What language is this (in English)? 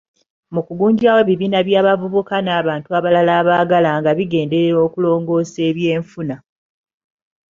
Ganda